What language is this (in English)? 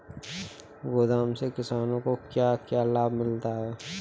Hindi